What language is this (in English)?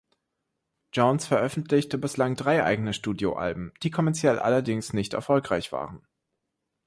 German